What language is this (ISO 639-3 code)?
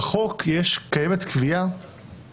heb